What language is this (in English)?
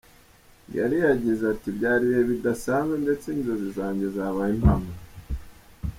Kinyarwanda